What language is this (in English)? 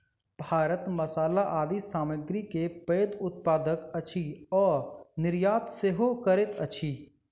Maithili